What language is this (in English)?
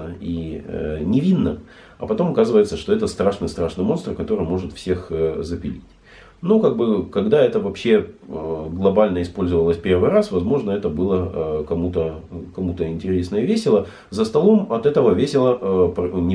Russian